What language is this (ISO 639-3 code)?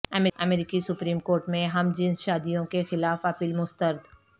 urd